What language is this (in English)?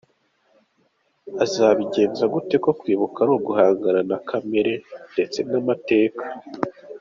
Kinyarwanda